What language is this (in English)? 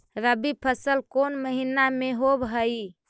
Magahi